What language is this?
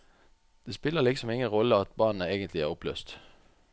Norwegian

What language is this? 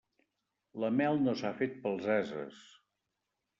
Catalan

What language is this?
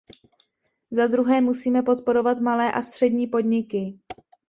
Czech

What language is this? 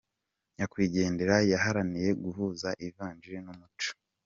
Kinyarwanda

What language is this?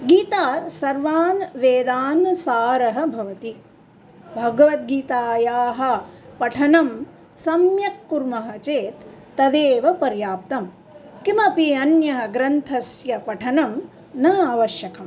Sanskrit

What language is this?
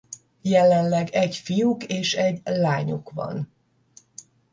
Hungarian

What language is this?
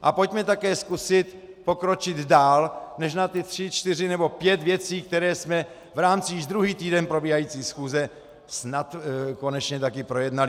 Czech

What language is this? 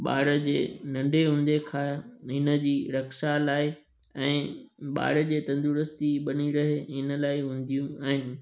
Sindhi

